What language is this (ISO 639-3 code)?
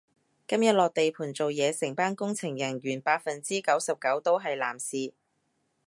yue